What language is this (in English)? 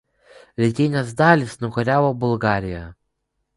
Lithuanian